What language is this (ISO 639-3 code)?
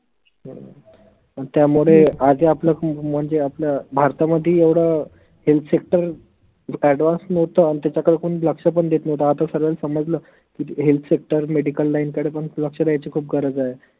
mar